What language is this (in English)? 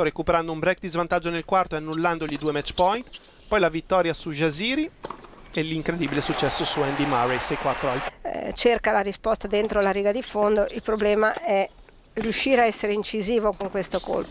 Italian